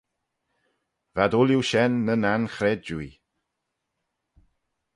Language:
Manx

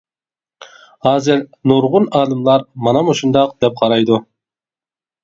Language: Uyghur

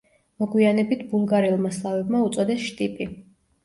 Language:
Georgian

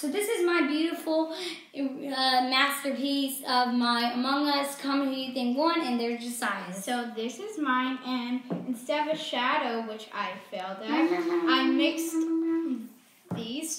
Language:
English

